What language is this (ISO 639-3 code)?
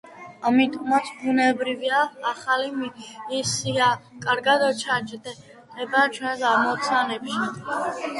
kat